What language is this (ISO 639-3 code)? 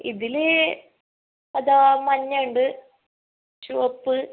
mal